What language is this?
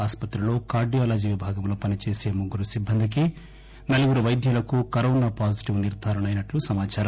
Telugu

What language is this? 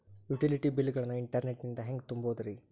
Kannada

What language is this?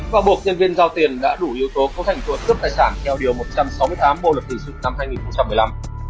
Vietnamese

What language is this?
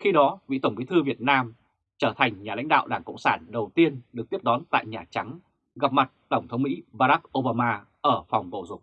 Vietnamese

